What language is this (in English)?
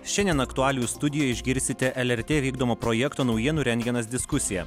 Lithuanian